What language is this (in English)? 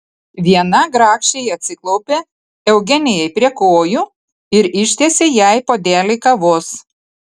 Lithuanian